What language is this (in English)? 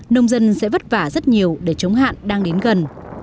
Vietnamese